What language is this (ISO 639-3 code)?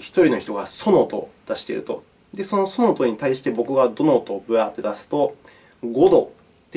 jpn